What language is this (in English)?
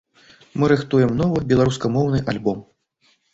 Belarusian